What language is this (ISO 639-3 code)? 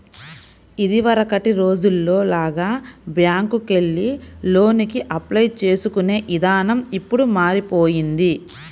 tel